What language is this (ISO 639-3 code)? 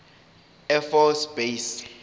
zul